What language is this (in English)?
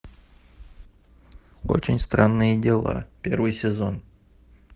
Russian